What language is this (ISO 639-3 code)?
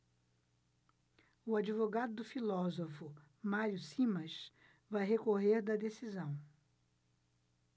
por